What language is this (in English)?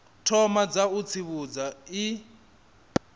Venda